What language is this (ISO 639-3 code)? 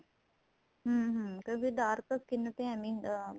pan